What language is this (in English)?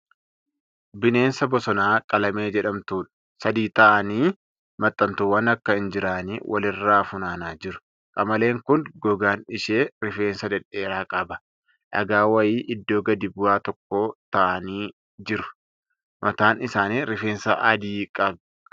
Oromo